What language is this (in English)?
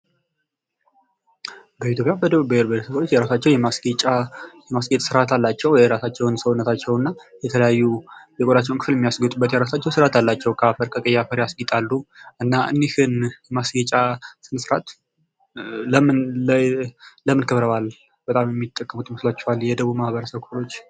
Amharic